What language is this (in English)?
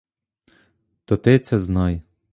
Ukrainian